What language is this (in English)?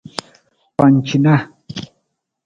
Nawdm